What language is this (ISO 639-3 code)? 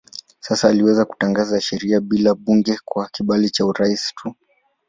swa